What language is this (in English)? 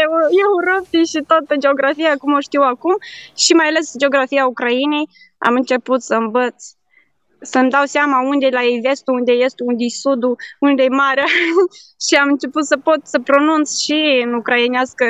Romanian